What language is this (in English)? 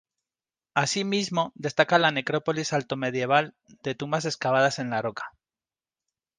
Spanish